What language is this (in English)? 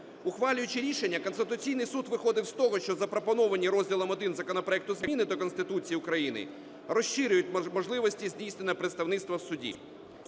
Ukrainian